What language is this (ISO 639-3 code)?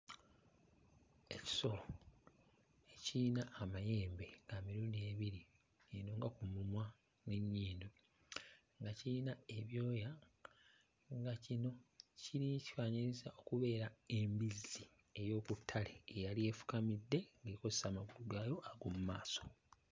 lug